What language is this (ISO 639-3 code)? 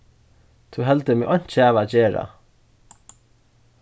fao